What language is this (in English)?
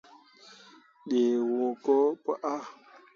Mundang